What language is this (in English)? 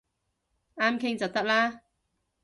Cantonese